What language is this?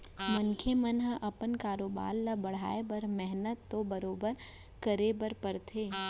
Chhattisgarhi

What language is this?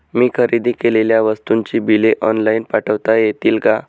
Marathi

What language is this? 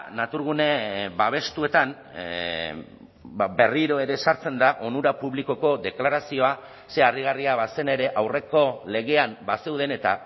Basque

